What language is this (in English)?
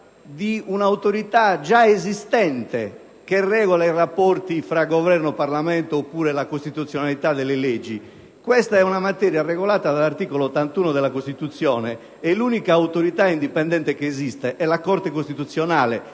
Italian